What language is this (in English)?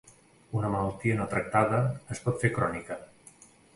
Catalan